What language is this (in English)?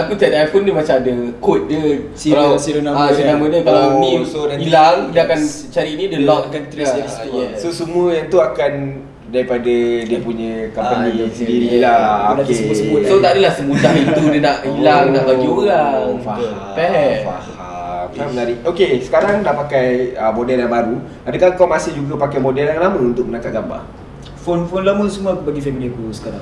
Malay